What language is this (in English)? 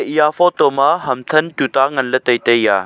Wancho Naga